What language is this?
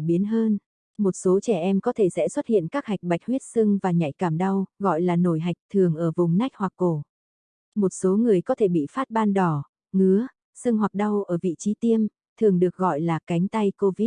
Vietnamese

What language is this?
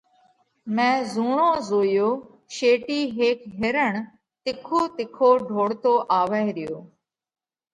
Parkari Koli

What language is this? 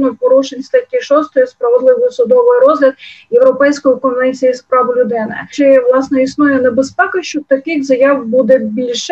Ukrainian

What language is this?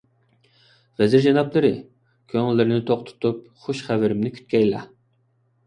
Uyghur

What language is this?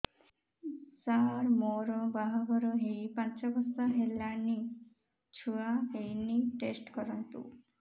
Odia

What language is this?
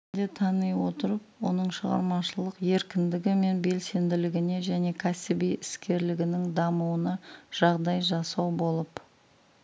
Kazakh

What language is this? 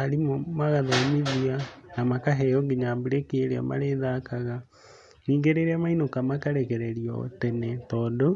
Kikuyu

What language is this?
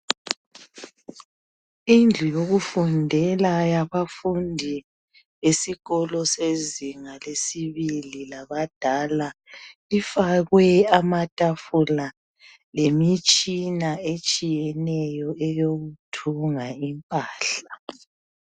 North Ndebele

